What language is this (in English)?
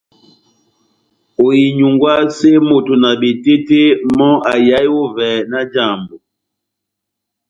Batanga